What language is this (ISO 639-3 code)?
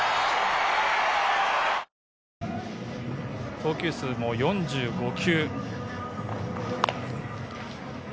jpn